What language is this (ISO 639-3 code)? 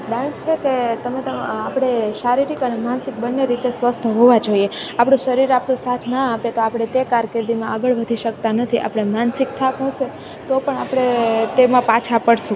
guj